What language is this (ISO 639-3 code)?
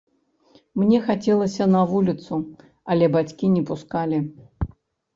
bel